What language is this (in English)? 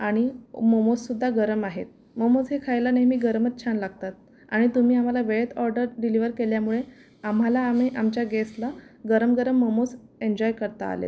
Marathi